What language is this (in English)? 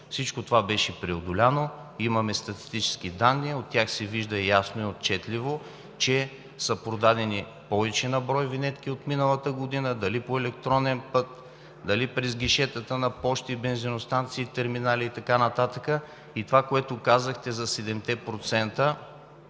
Bulgarian